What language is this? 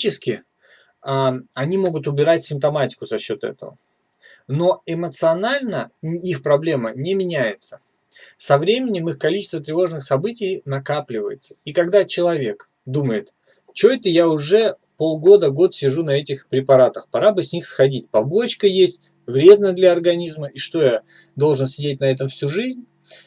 Russian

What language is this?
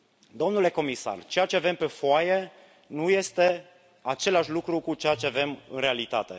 Romanian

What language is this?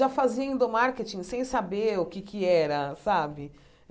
Portuguese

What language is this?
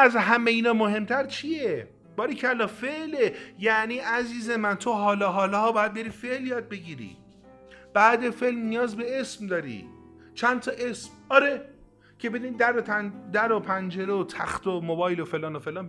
Persian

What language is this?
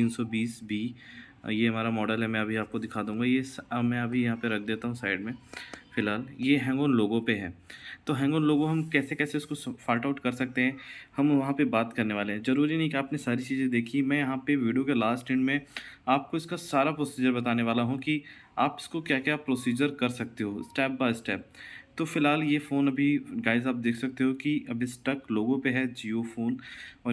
Hindi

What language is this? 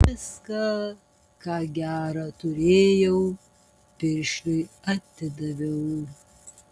Lithuanian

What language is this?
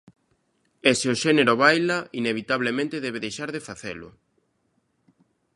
Galician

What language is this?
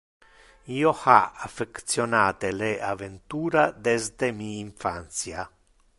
Interlingua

